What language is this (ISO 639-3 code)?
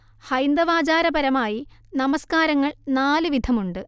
mal